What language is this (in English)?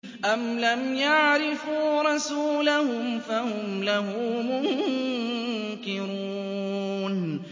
Arabic